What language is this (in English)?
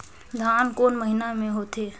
Chhattisgarhi